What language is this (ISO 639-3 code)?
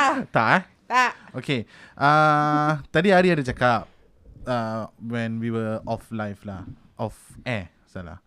msa